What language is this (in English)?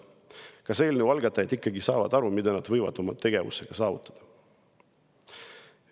Estonian